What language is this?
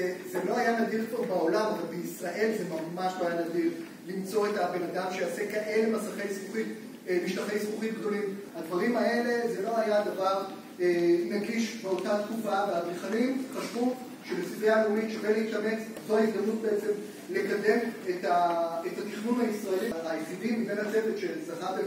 Hebrew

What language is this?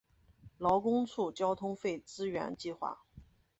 Chinese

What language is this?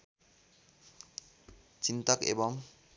Nepali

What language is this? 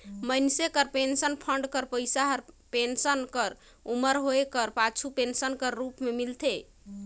Chhattisgarhi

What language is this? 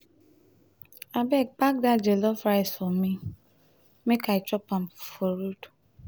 Nigerian Pidgin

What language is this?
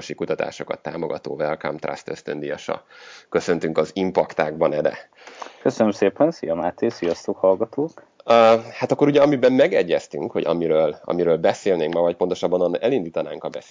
Hungarian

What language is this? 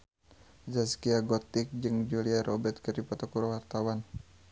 Sundanese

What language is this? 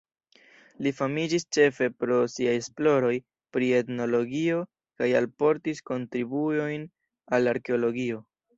Esperanto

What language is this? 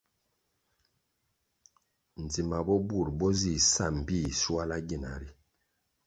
Kwasio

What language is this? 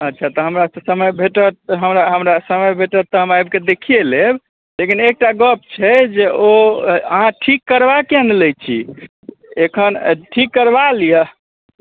Maithili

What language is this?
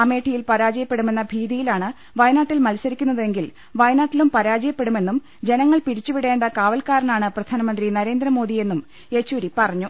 Malayalam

